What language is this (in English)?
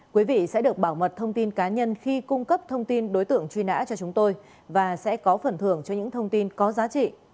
Vietnamese